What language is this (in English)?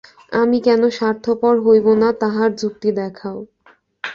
Bangla